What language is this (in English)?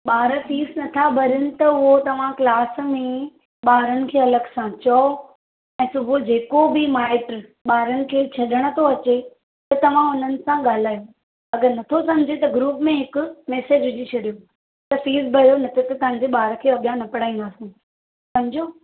Sindhi